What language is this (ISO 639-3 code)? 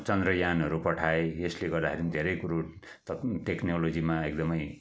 nep